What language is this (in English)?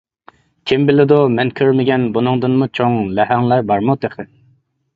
Uyghur